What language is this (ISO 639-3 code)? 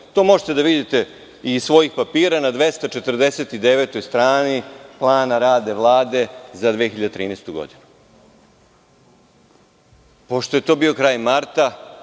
srp